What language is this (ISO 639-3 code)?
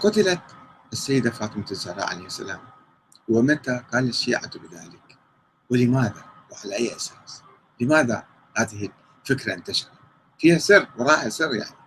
ara